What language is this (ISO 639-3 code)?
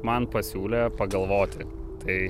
lit